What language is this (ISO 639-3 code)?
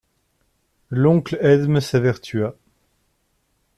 fra